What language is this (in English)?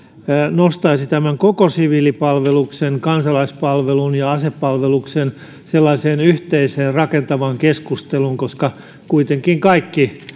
Finnish